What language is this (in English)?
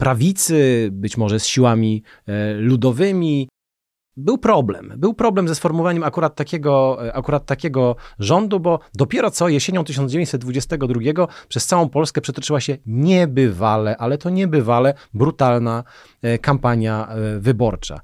Polish